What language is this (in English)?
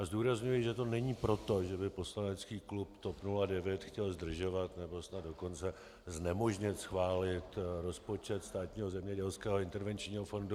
Czech